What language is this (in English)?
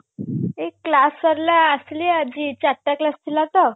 Odia